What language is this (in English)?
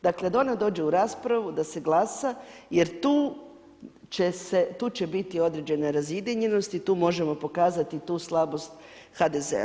Croatian